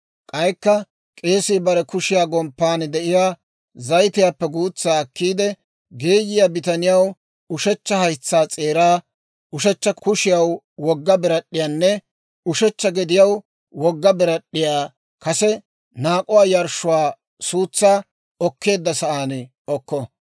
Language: Dawro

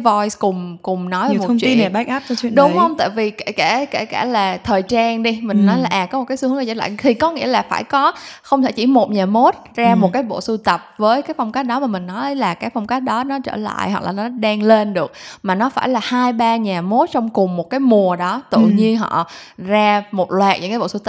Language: Vietnamese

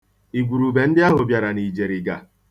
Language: Igbo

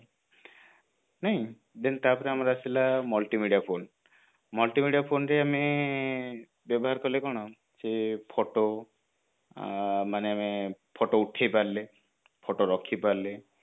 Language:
Odia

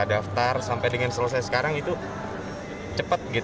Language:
Indonesian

